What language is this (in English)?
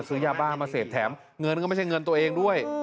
Thai